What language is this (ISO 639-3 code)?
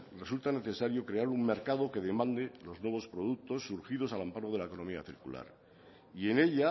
spa